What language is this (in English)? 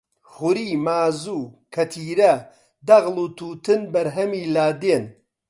Central Kurdish